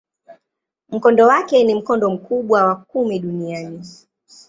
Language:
Swahili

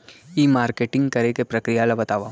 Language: Chhattisgarhi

